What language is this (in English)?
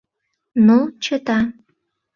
Mari